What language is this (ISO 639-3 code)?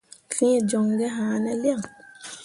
mua